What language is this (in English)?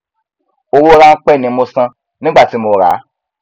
Yoruba